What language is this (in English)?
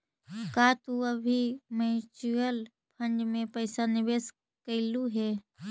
Magahi